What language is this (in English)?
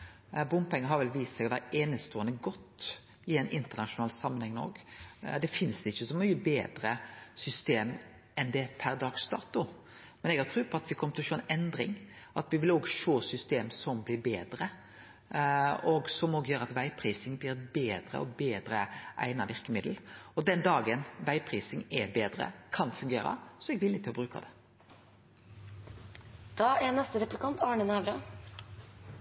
Norwegian